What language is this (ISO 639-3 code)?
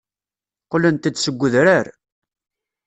kab